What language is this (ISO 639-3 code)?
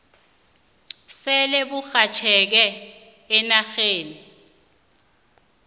nbl